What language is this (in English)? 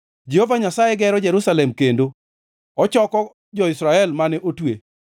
Luo (Kenya and Tanzania)